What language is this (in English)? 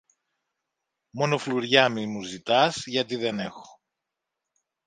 Greek